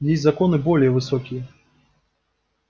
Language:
Russian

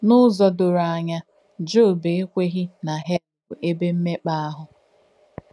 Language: Igbo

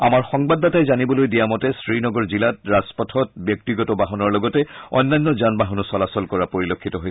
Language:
Assamese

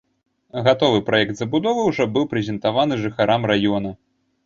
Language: Belarusian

